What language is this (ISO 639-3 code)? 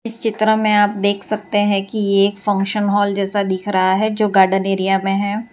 hin